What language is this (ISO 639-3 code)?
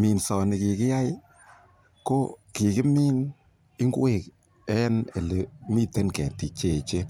kln